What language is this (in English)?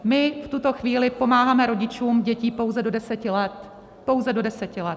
Czech